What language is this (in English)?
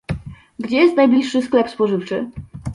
Polish